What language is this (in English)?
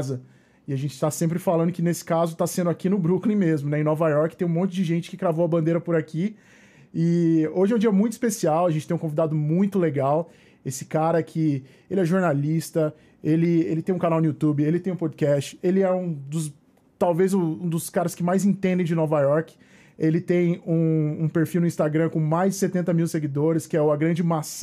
Portuguese